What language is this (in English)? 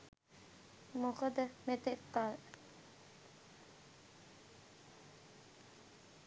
Sinhala